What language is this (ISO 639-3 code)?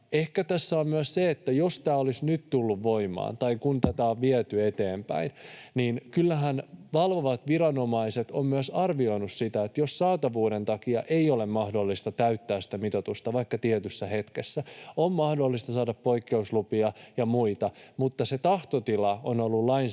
fin